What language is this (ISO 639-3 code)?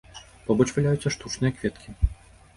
bel